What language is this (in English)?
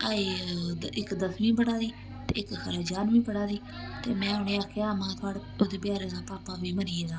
Dogri